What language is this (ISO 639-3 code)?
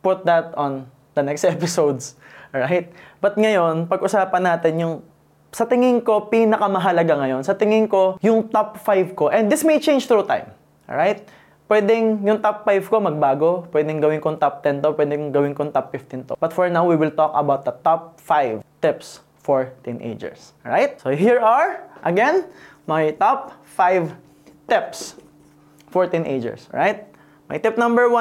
fil